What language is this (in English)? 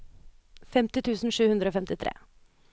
Norwegian